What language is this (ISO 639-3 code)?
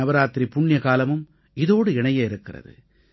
tam